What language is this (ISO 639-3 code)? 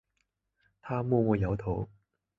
zho